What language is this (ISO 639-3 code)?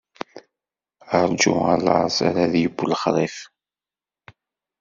kab